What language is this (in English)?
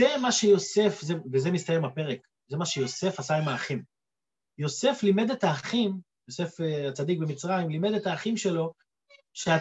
Hebrew